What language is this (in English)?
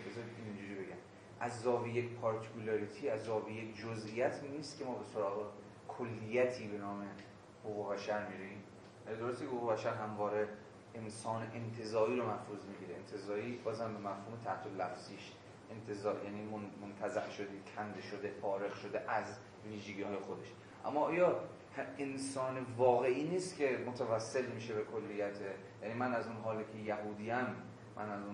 Persian